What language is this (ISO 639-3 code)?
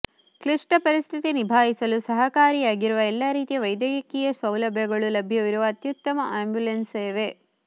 kan